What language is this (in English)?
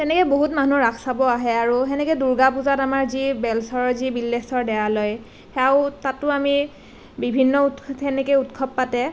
Assamese